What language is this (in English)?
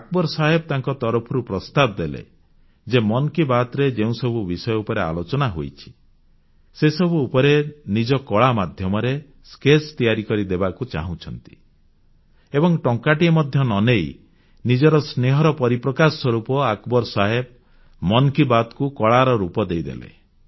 Odia